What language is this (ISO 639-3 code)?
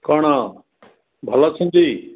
ori